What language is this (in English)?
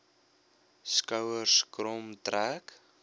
Afrikaans